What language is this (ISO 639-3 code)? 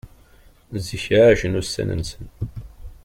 kab